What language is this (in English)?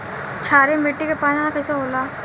Bhojpuri